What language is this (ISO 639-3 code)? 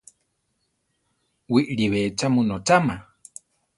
tar